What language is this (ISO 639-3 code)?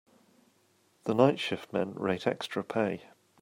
eng